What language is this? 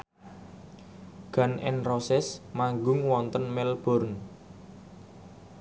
Javanese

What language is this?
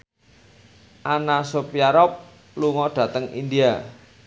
Javanese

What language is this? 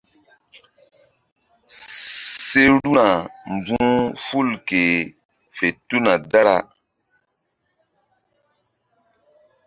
Mbum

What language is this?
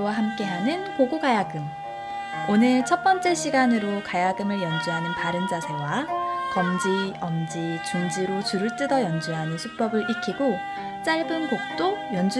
Korean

